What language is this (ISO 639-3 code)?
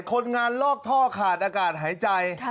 tha